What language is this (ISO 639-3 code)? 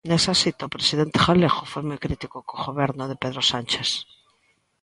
glg